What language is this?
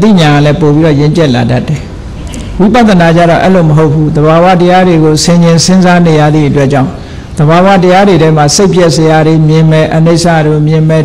Indonesian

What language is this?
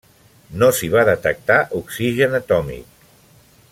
Catalan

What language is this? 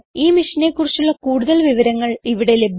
Malayalam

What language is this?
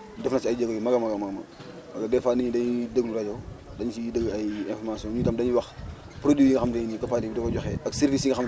Wolof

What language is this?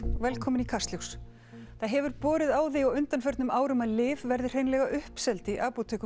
Icelandic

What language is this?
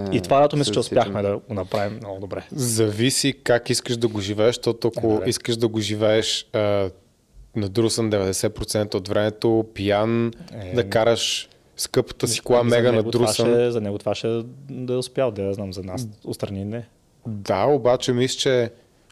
Bulgarian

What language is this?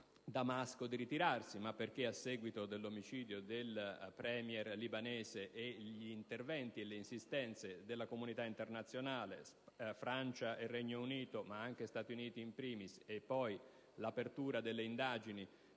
Italian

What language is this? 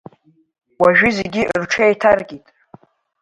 Abkhazian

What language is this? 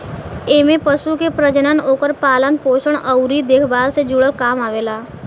Bhojpuri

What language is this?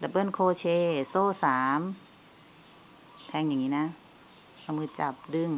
Thai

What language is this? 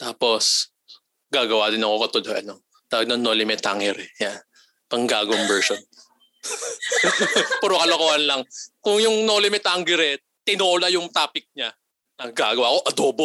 Filipino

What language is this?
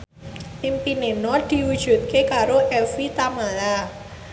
Javanese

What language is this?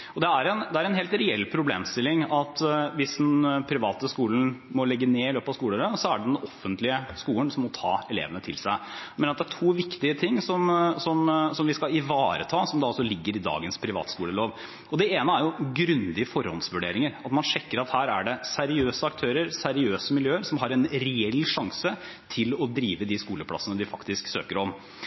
Norwegian Bokmål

